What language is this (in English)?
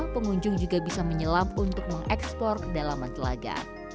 Indonesian